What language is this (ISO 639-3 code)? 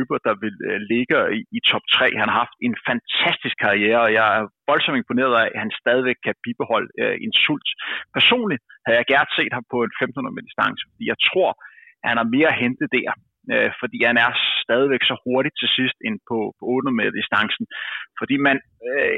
dan